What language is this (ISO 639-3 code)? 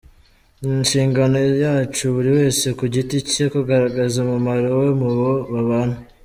kin